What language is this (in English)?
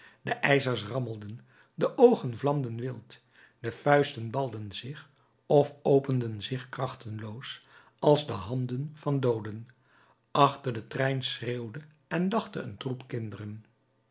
Dutch